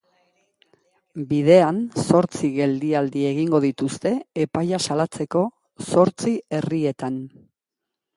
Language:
Basque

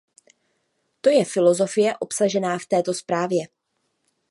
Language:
Czech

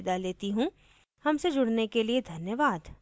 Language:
Hindi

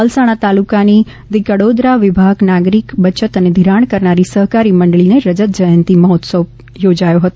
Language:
Gujarati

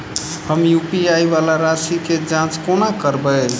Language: Maithili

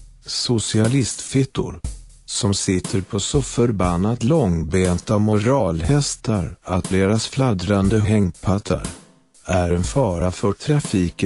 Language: Swedish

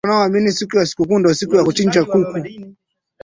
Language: Swahili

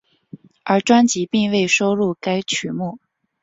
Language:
Chinese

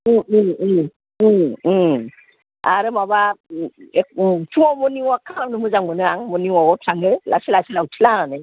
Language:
Bodo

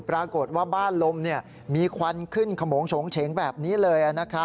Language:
Thai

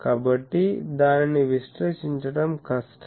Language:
Telugu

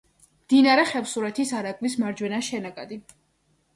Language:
Georgian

